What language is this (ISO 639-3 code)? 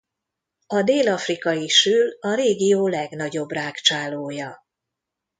hun